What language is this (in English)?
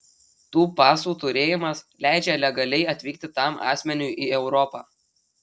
Lithuanian